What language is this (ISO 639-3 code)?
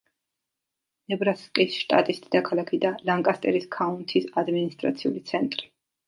kat